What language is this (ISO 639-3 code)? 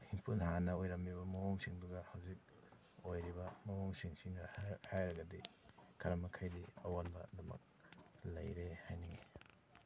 mni